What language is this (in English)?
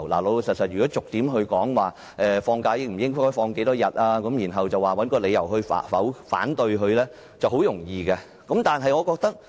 Cantonese